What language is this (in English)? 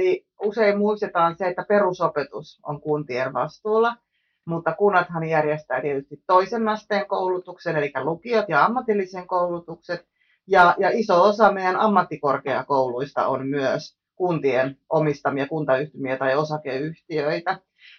Finnish